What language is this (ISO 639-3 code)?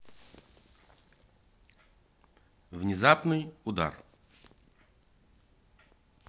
rus